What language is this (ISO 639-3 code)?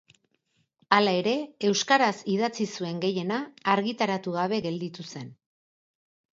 eus